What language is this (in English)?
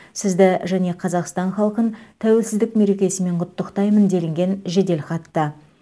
Kazakh